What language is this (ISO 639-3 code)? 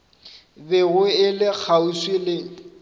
nso